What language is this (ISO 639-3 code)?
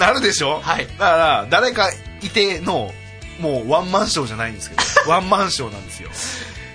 jpn